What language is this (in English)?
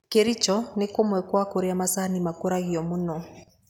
Kikuyu